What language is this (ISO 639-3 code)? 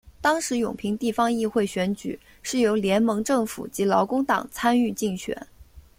zho